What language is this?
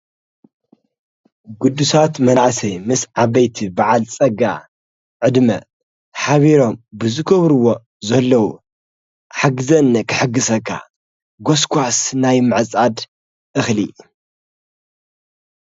Tigrinya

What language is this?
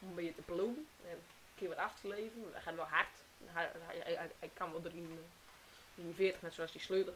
Dutch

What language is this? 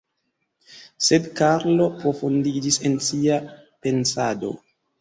Esperanto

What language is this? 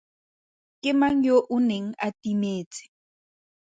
Tswana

